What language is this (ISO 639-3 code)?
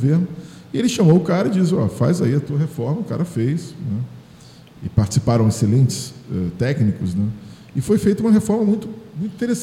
por